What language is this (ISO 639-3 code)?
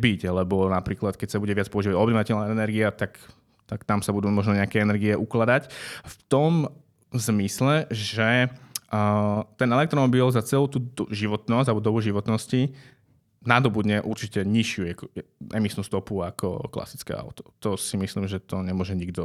slk